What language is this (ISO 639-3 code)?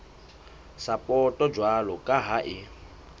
sot